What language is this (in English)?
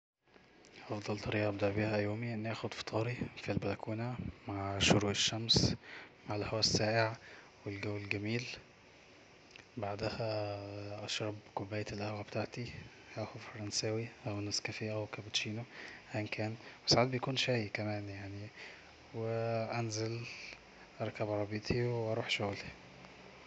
Egyptian Arabic